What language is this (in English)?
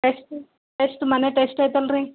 Kannada